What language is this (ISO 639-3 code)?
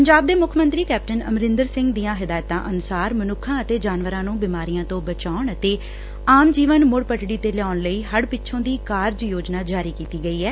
pan